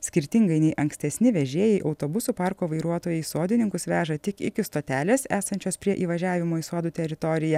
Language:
Lithuanian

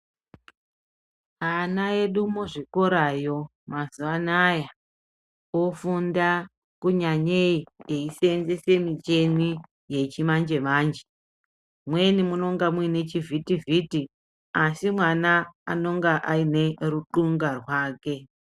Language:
Ndau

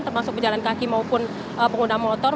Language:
Indonesian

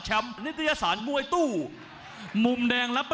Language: Thai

